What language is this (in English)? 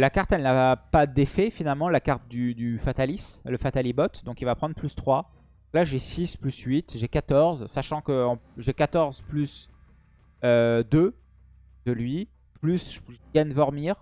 French